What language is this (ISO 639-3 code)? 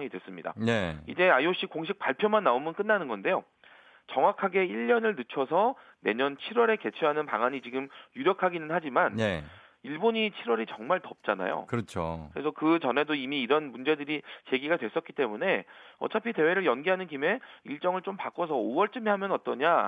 kor